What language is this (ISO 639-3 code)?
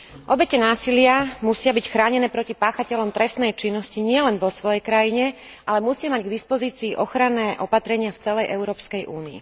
slk